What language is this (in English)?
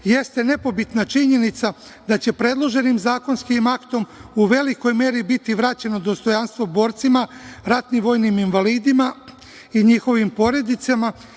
Serbian